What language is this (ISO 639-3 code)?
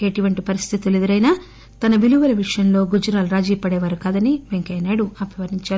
tel